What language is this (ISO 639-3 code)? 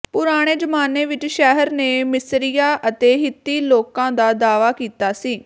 pan